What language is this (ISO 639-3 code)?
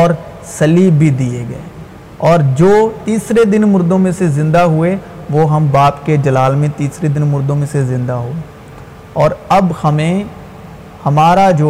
urd